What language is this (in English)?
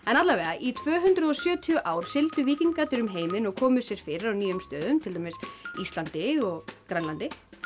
Icelandic